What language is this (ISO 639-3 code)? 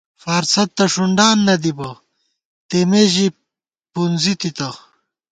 gwt